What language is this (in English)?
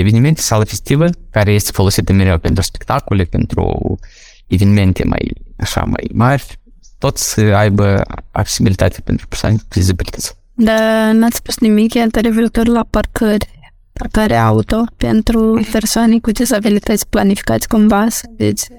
Romanian